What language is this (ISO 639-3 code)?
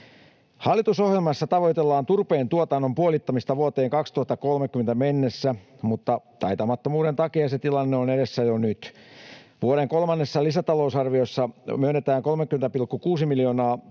fin